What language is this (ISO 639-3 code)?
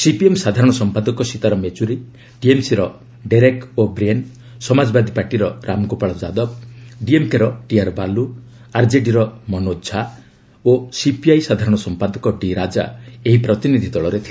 ori